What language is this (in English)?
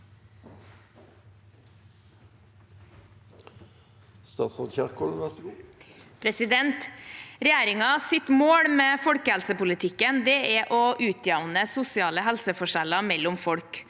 Norwegian